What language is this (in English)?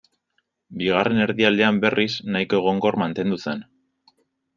Basque